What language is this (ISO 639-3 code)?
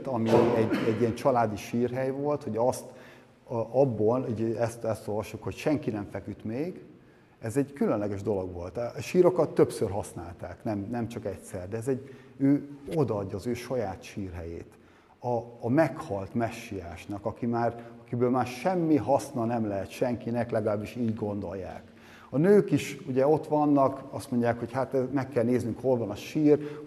hun